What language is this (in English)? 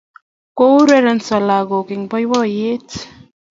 Kalenjin